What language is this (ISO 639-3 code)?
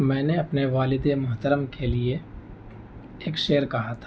urd